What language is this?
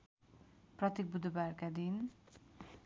Nepali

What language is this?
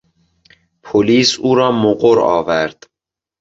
Persian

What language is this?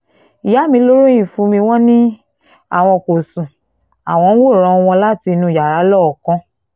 Yoruba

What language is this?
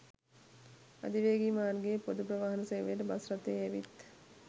Sinhala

